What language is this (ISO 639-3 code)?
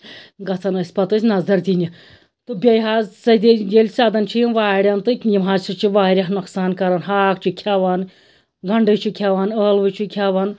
kas